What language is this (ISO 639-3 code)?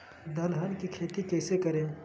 mag